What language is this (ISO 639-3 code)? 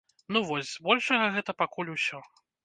bel